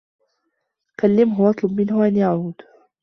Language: Arabic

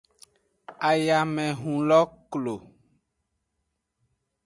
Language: Aja (Benin)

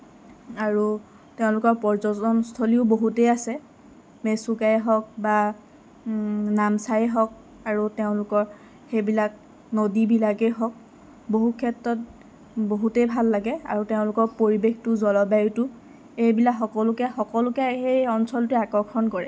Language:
Assamese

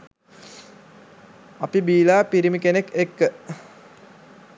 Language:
Sinhala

